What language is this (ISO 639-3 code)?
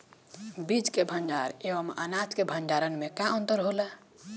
bho